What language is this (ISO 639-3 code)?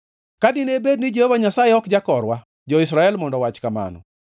luo